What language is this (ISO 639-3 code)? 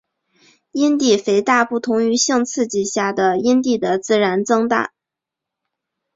zho